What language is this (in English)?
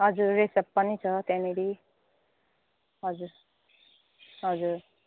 Nepali